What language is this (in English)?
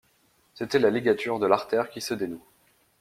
French